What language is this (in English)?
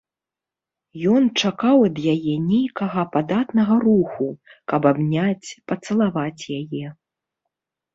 Belarusian